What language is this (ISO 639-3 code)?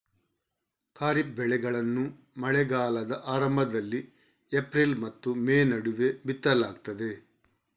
kan